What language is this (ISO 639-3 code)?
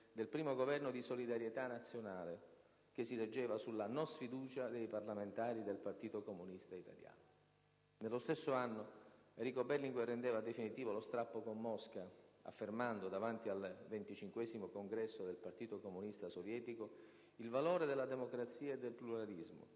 ita